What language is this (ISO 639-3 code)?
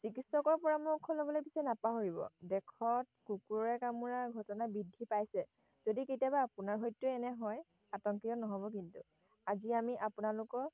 asm